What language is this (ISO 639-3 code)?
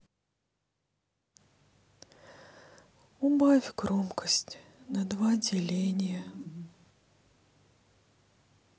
rus